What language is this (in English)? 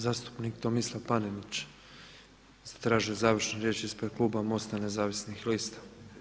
Croatian